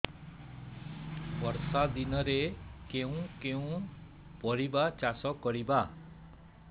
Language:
Odia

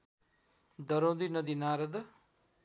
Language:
Nepali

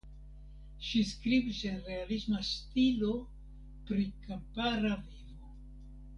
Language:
Esperanto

